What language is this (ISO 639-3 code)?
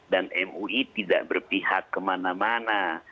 ind